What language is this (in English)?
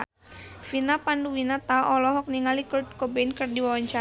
Sundanese